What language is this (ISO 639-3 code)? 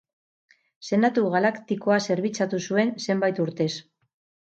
eus